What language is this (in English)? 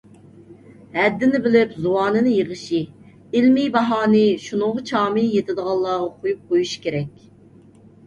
Uyghur